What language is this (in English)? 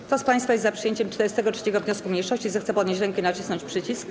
Polish